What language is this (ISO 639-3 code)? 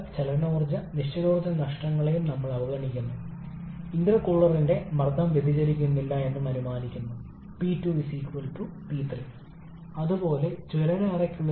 mal